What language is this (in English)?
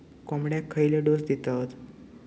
Marathi